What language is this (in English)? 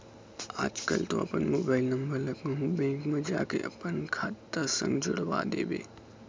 Chhattisgarhi